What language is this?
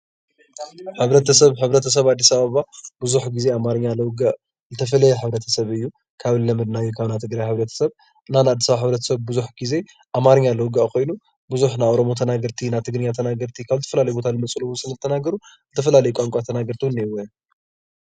Tigrinya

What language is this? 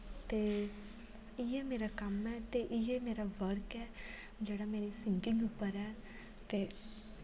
Dogri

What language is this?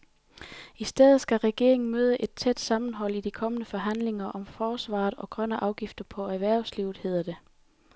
Danish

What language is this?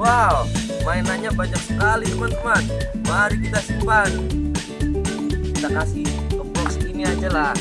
Indonesian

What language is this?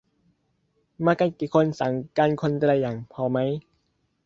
Thai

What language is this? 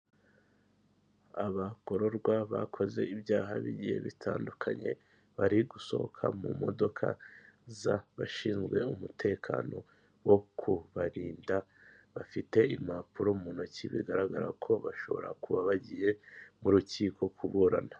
Kinyarwanda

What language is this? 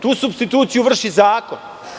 Serbian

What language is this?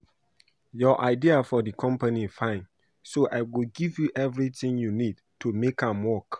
Nigerian Pidgin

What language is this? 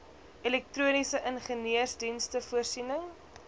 Afrikaans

